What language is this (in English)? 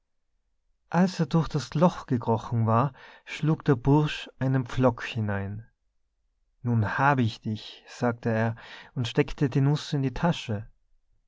German